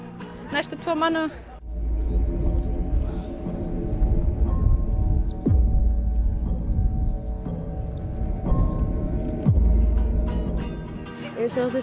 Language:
Icelandic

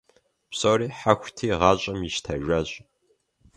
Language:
Kabardian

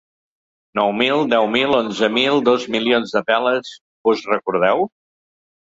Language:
Catalan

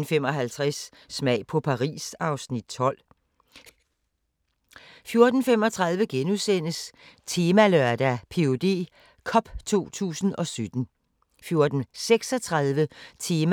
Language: Danish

